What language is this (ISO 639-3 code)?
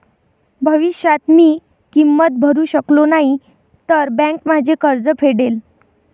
mar